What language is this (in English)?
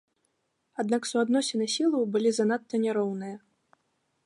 Belarusian